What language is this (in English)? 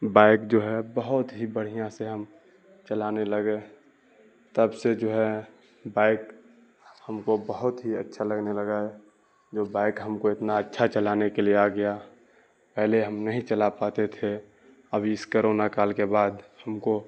Urdu